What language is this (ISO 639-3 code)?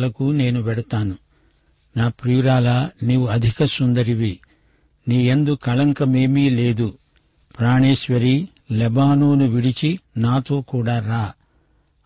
tel